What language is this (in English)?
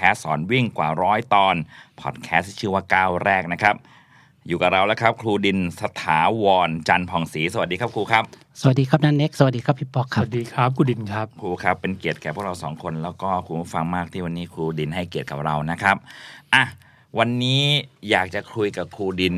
Thai